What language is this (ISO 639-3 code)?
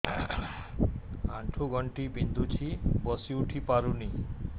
ori